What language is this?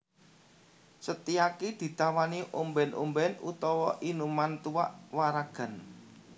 Javanese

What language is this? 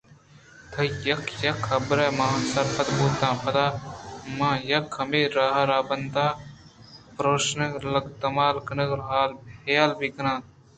Eastern Balochi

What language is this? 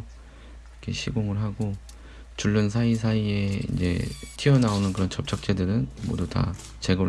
Korean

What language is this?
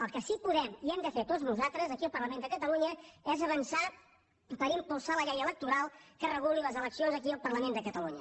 Catalan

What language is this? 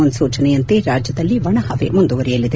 Kannada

